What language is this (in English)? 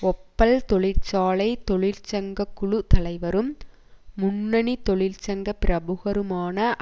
Tamil